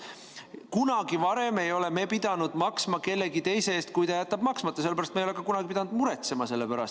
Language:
Estonian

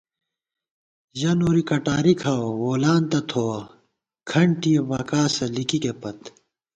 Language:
Gawar-Bati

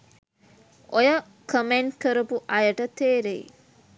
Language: Sinhala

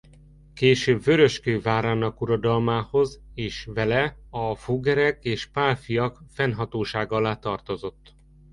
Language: Hungarian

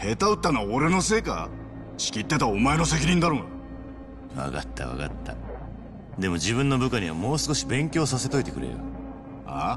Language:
Japanese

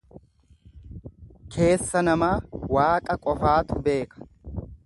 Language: Oromo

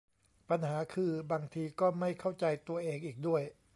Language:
Thai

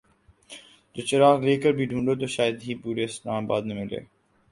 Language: Urdu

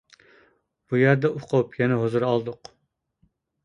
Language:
Uyghur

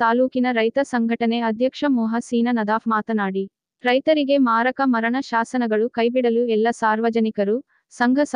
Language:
Hindi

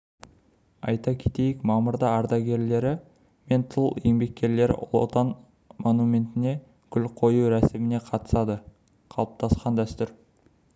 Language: Kazakh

